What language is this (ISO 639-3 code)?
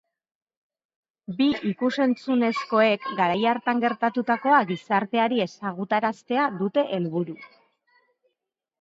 eus